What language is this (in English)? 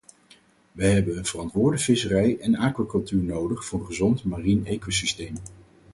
Dutch